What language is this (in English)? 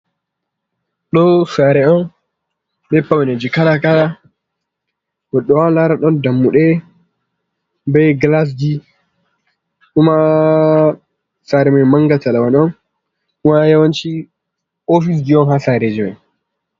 Fula